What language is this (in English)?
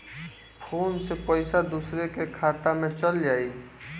Bhojpuri